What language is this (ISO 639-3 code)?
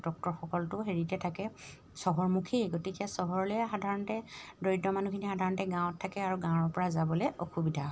asm